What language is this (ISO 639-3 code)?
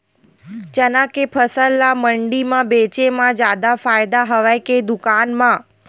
hne